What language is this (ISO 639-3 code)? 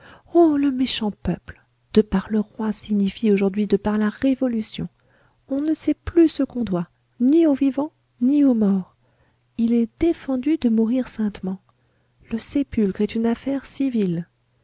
fra